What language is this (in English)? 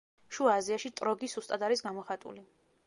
Georgian